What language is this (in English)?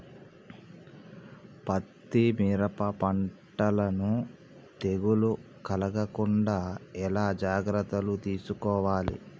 Telugu